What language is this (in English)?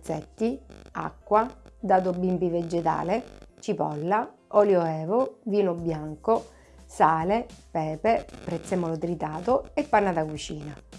Italian